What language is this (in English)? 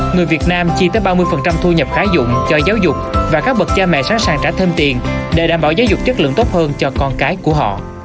Vietnamese